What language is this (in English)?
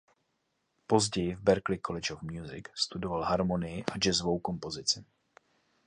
Czech